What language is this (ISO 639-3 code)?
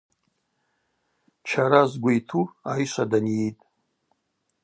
abq